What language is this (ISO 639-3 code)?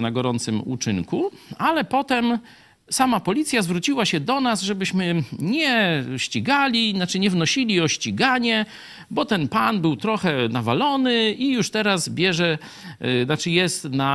pol